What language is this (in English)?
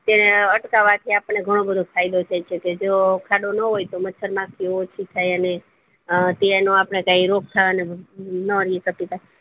Gujarati